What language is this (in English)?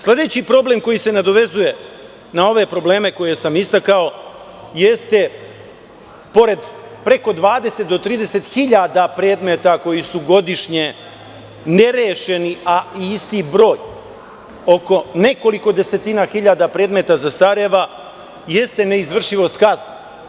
Serbian